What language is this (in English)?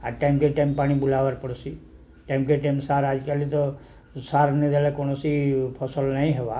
Odia